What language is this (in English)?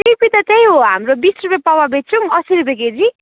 Nepali